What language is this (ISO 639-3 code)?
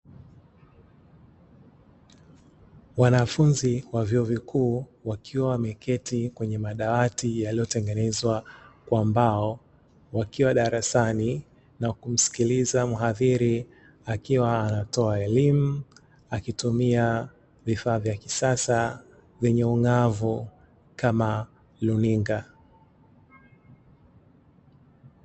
swa